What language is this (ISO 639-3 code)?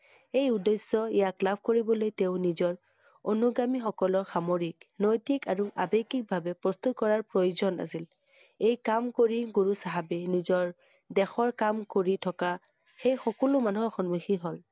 asm